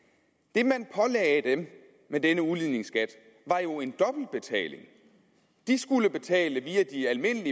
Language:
Danish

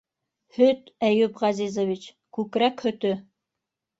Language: Bashkir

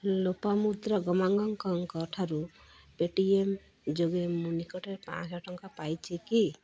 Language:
Odia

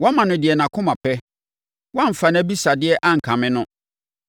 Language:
Akan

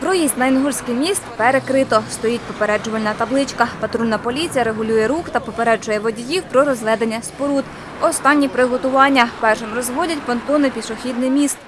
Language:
Ukrainian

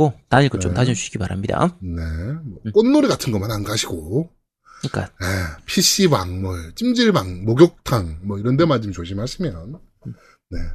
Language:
Korean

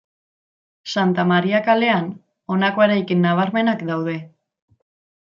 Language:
Basque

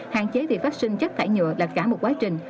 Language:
Vietnamese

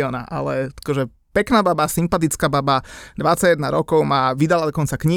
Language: Slovak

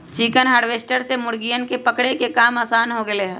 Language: Magahi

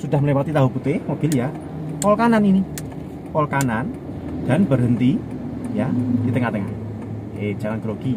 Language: Indonesian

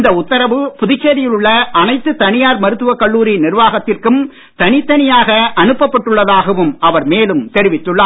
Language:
Tamil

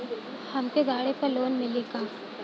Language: Bhojpuri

